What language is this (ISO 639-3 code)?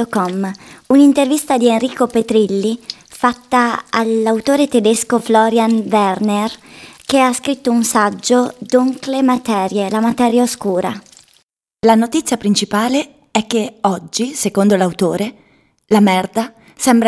ita